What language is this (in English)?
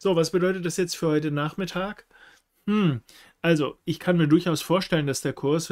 German